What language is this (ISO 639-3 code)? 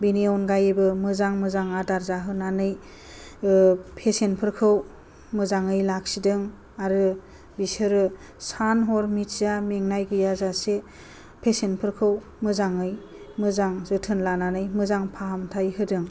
brx